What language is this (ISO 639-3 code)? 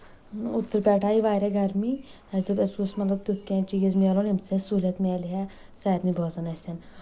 kas